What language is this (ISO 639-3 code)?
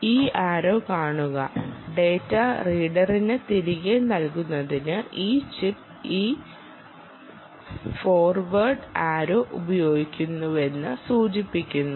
mal